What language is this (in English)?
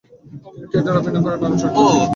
Bangla